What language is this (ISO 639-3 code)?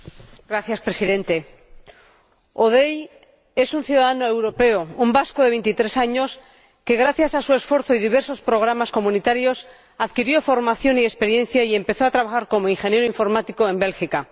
spa